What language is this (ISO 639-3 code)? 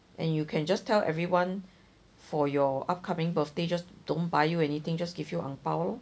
eng